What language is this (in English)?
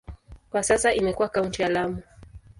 Swahili